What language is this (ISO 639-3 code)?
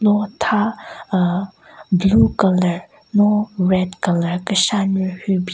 nre